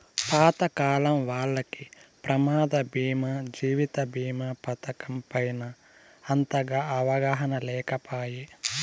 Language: Telugu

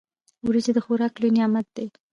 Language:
Pashto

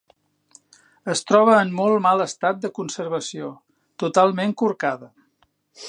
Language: Catalan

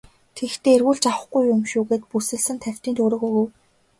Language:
Mongolian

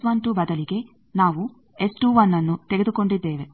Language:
Kannada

